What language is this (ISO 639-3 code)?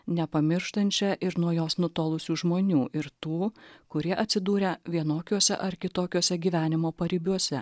lit